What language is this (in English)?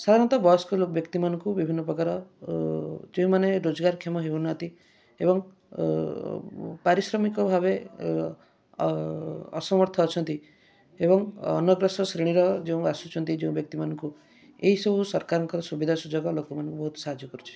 Odia